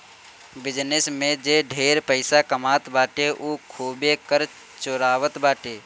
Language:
Bhojpuri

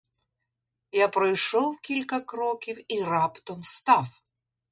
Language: Ukrainian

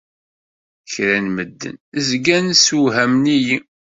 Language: Kabyle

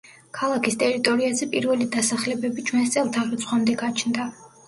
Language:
Georgian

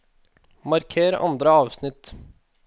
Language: Norwegian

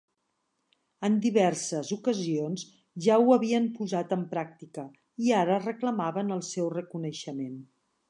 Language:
Catalan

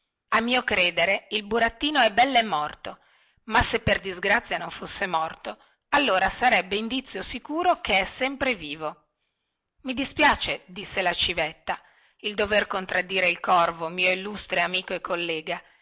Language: Italian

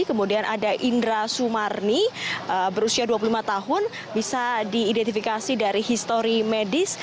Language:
Indonesian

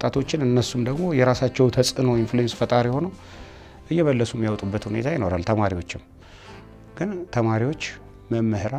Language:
Arabic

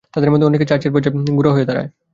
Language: Bangla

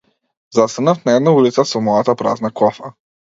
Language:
Macedonian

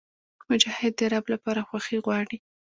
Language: Pashto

